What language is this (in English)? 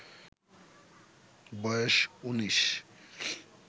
Bangla